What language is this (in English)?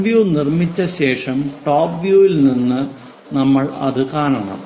Malayalam